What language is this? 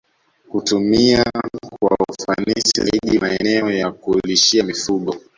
Swahili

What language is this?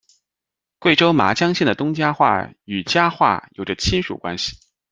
Chinese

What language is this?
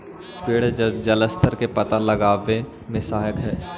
Magahi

